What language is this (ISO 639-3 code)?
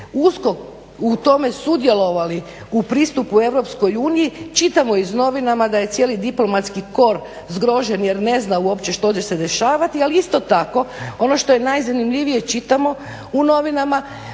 hrv